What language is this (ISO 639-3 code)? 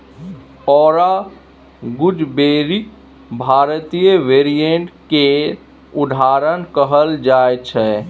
mai